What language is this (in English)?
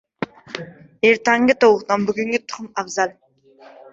Uzbek